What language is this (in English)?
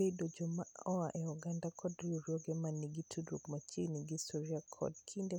Luo (Kenya and Tanzania)